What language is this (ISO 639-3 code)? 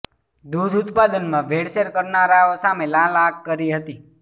guj